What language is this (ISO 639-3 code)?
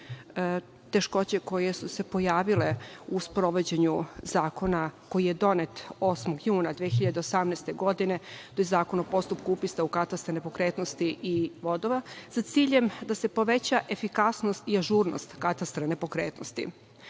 srp